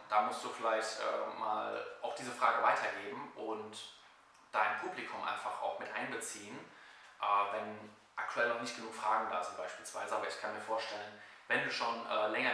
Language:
German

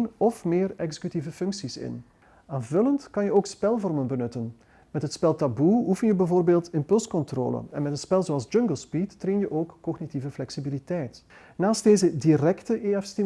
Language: Dutch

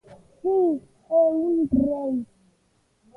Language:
Galician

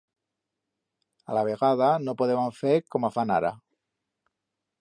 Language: Aragonese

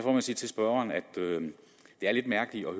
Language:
Danish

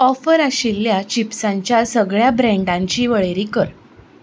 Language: Konkani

